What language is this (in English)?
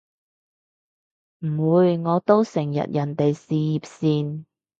Cantonese